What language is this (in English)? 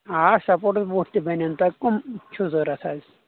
Kashmiri